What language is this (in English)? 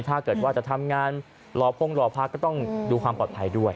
Thai